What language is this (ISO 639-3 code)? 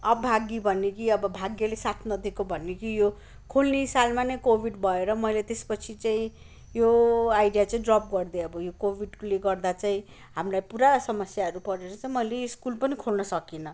nep